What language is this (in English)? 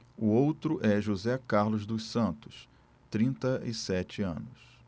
Portuguese